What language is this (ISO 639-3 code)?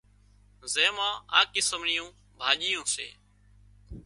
kxp